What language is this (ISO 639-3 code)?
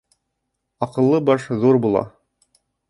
bak